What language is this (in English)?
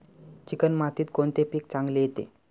Marathi